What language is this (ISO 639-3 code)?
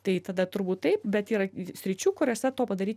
lit